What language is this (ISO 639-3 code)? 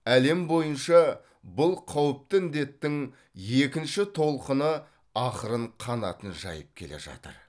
kaz